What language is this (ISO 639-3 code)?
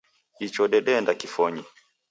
dav